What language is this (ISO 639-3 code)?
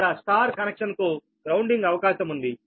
tel